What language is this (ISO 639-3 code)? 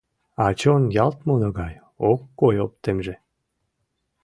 chm